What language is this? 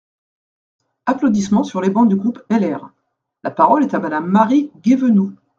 French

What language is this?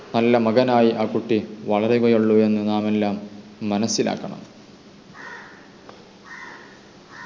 Malayalam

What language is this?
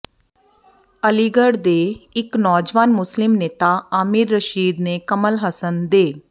Punjabi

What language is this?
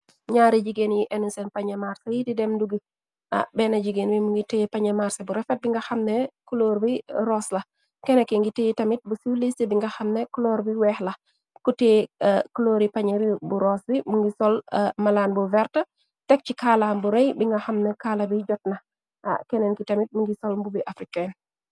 Wolof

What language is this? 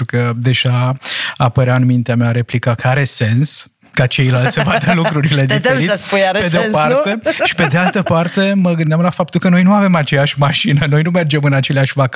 Romanian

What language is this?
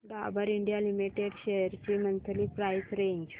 Marathi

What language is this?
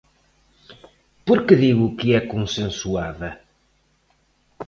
Galician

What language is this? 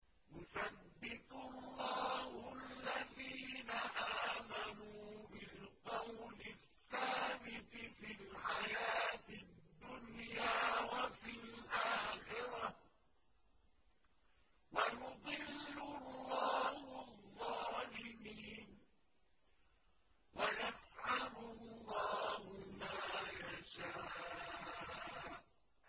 Arabic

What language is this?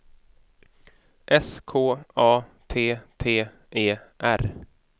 Swedish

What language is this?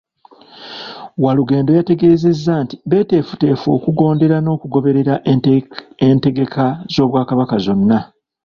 Ganda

